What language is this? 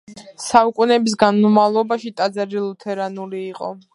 Georgian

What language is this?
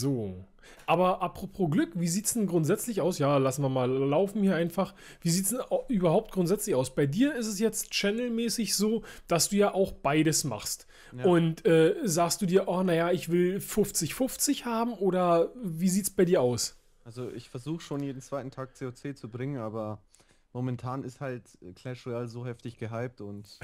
German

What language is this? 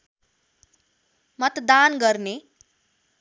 Nepali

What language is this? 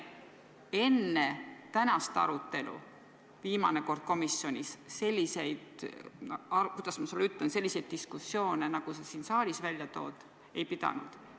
Estonian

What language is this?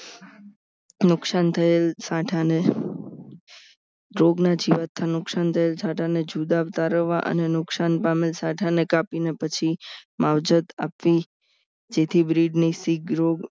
Gujarati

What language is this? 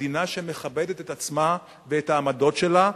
Hebrew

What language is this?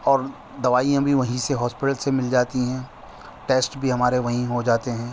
Urdu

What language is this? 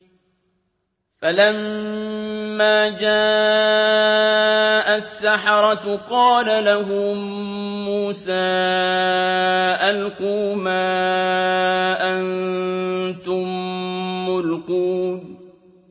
Arabic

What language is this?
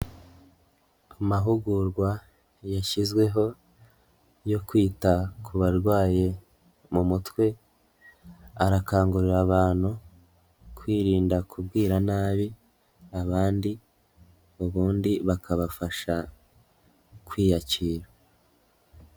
Kinyarwanda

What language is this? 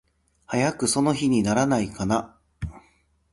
Japanese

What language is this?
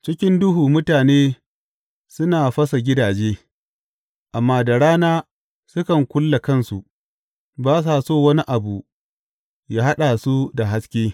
Hausa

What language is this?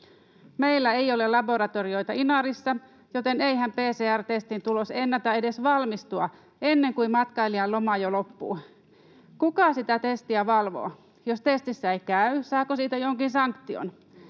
Finnish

